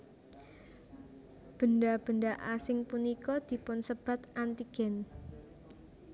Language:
Javanese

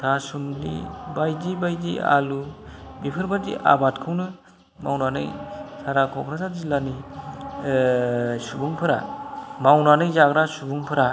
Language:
Bodo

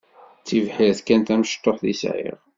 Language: Kabyle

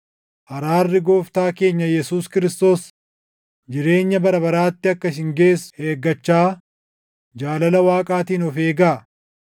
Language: Oromo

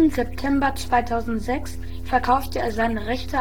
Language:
German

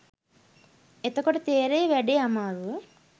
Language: Sinhala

